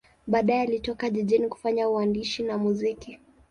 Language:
Swahili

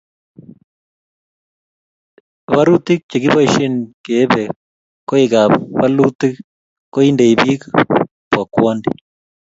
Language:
Kalenjin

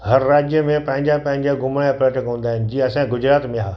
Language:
Sindhi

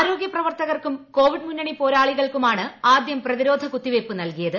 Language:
Malayalam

